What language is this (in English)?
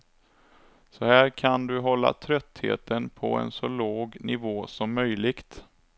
Swedish